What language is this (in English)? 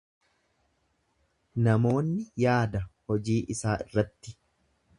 Oromo